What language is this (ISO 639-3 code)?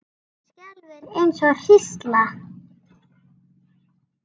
isl